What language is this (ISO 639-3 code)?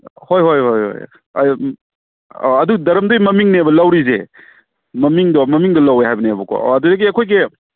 mni